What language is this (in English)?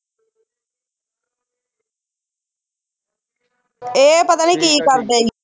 Punjabi